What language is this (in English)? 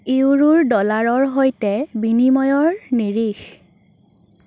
Assamese